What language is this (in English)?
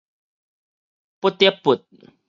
Min Nan Chinese